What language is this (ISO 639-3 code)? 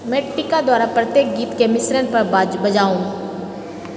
mai